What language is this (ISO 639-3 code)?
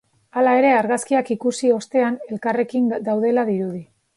eus